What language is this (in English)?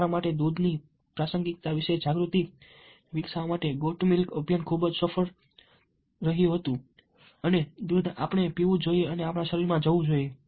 Gujarati